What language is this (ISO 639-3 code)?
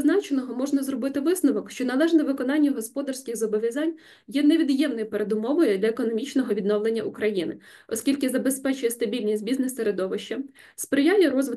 ukr